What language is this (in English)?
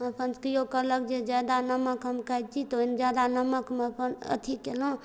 Maithili